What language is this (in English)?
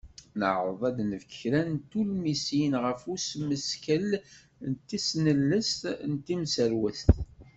Kabyle